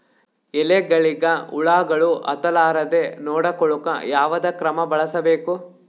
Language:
Kannada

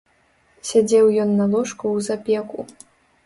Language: Belarusian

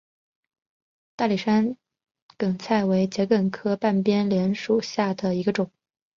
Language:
Chinese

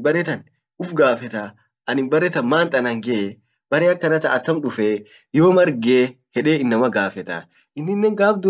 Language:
Orma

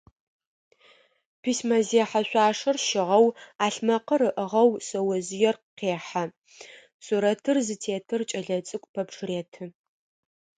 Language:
Adyghe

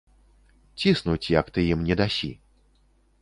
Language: Belarusian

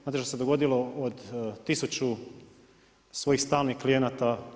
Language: Croatian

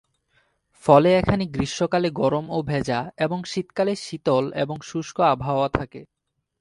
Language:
Bangla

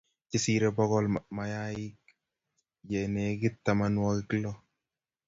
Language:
Kalenjin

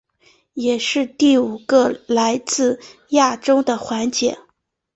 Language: Chinese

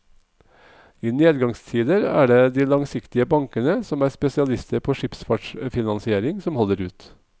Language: Norwegian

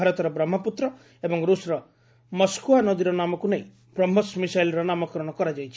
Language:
Odia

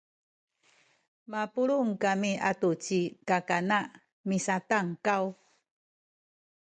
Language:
Sakizaya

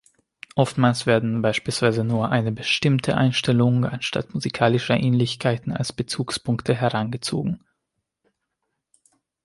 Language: German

